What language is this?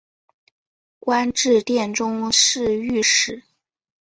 Chinese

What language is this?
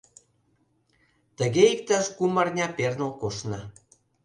Mari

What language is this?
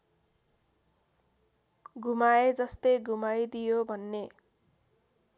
Nepali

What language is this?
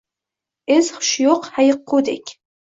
Uzbek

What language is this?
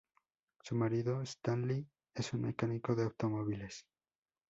Spanish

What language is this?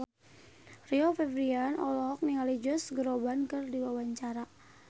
Sundanese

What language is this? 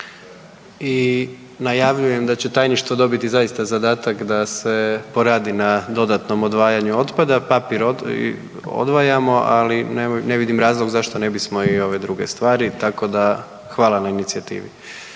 Croatian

